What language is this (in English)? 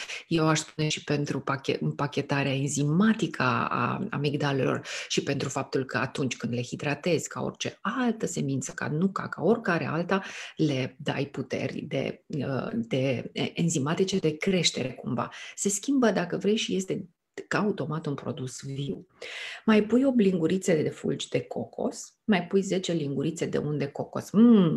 Romanian